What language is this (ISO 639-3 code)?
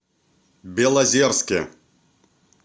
rus